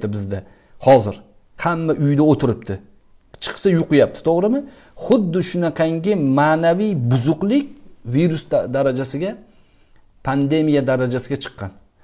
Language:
Turkish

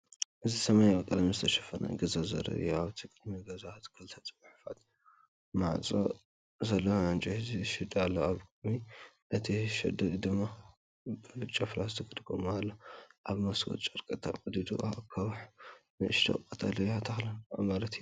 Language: Tigrinya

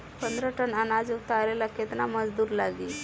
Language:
Bhojpuri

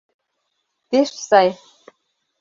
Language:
Mari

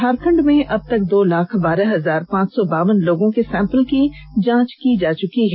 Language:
Hindi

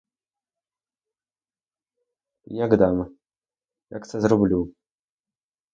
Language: Ukrainian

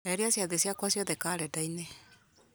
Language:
Kikuyu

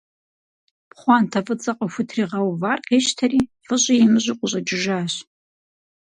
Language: Kabardian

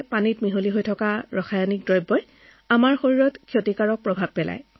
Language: Assamese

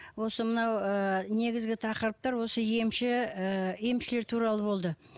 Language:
Kazakh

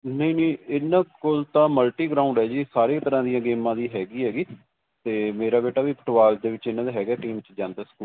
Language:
Punjabi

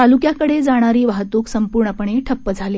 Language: Marathi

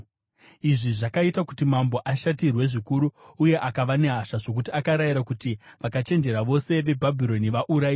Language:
Shona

